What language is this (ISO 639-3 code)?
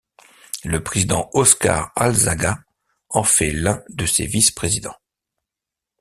fra